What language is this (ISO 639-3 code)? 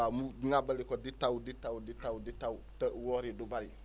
wol